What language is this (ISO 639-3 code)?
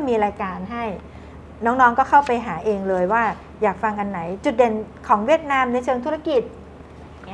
tha